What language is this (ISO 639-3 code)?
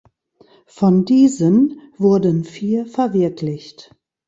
deu